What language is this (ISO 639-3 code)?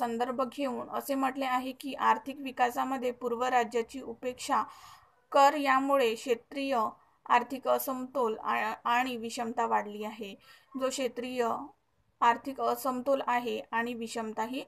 hin